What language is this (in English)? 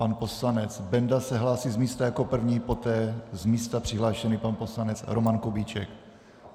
Czech